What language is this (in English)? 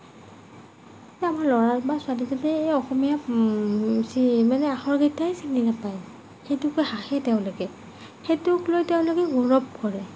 Assamese